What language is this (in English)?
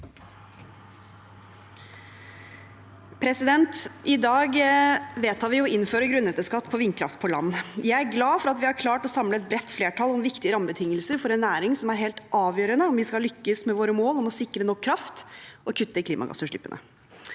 Norwegian